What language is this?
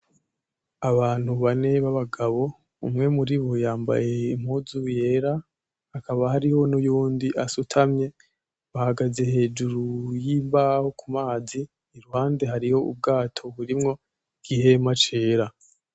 Rundi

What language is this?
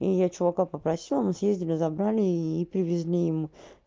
Russian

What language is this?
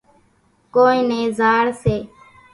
Kachi Koli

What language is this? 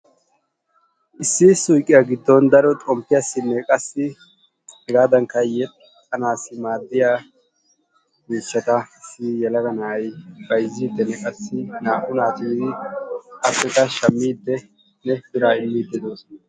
Wolaytta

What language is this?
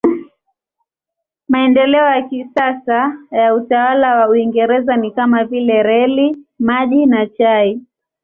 Swahili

